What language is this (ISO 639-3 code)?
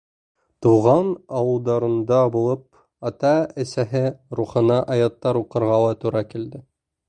bak